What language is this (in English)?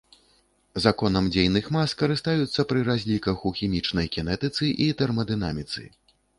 Belarusian